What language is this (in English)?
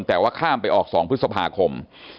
Thai